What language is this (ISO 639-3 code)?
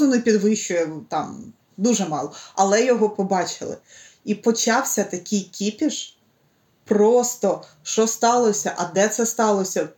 ukr